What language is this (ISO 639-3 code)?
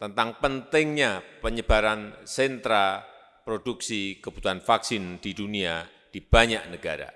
ind